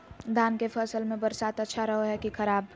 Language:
Magahi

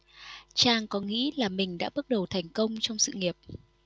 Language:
Vietnamese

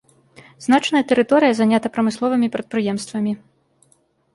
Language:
Belarusian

